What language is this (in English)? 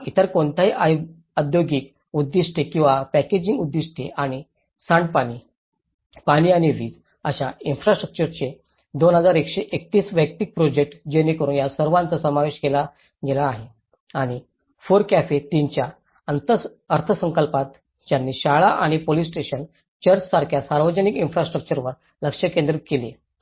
Marathi